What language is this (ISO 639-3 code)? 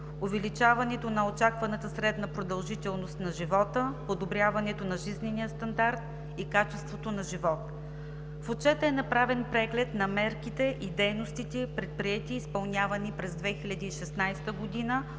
bul